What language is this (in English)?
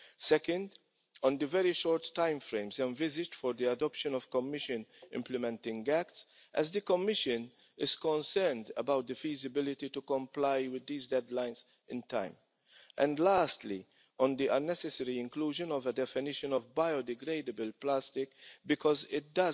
English